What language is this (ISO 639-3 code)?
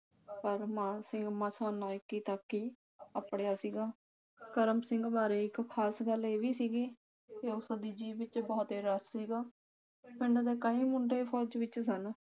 pan